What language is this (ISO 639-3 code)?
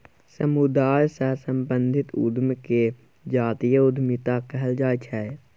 mai